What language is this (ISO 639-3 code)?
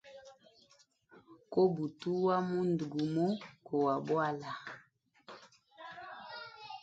hem